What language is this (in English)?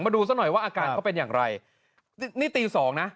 Thai